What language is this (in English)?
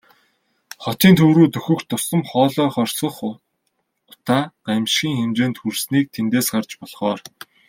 Mongolian